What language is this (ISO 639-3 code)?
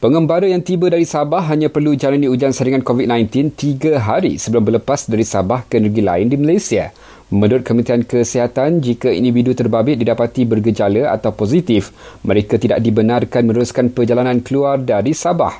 msa